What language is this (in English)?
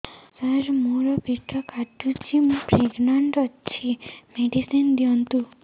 Odia